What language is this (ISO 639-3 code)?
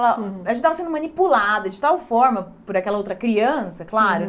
por